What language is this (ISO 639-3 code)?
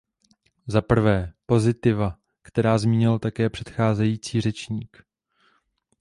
ces